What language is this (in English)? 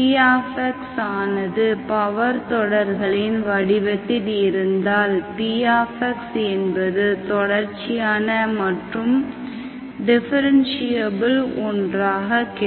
Tamil